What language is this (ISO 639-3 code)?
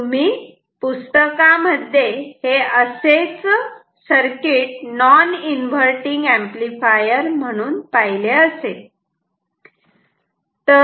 mar